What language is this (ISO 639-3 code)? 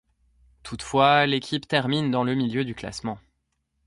fra